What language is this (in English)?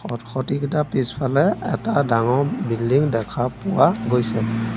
Assamese